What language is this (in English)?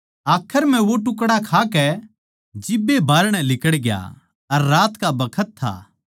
Haryanvi